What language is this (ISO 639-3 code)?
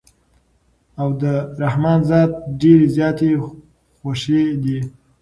pus